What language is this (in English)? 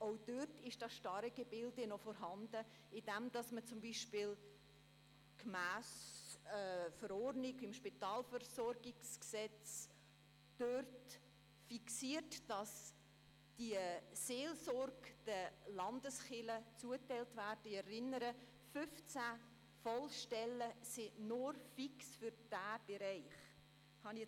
Swiss German